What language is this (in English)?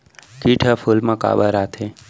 Chhattisgarhi